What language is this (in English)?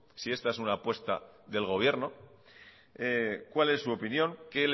Spanish